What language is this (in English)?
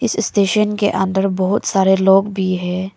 Hindi